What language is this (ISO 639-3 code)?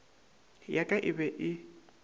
nso